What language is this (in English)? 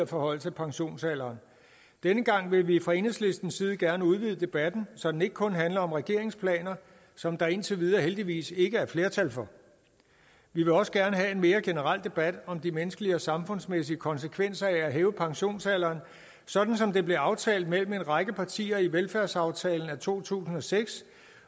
Danish